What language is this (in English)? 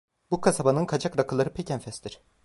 Turkish